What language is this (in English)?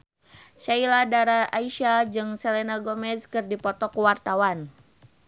Sundanese